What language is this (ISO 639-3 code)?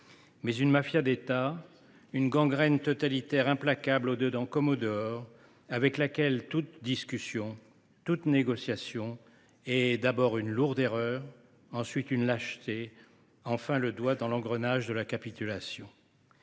fra